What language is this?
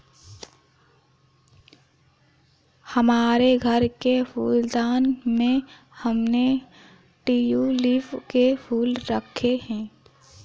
Hindi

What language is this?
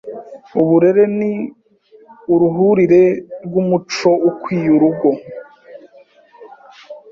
Kinyarwanda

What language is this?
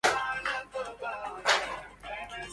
Arabic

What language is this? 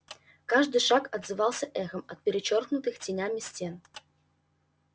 Russian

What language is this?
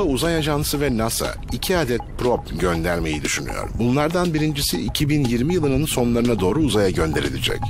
Turkish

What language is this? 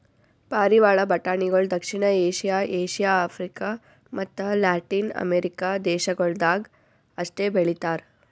Kannada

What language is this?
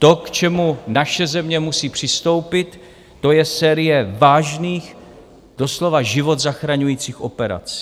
Czech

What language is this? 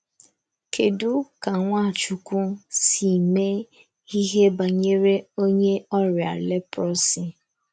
Igbo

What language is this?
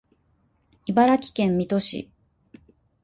Japanese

